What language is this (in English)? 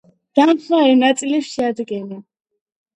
Georgian